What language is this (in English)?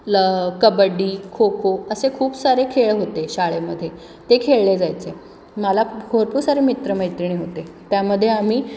Marathi